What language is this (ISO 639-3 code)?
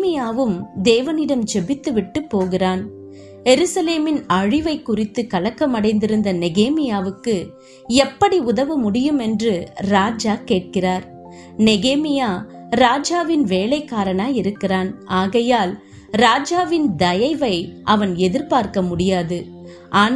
tam